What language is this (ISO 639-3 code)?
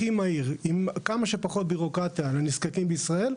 heb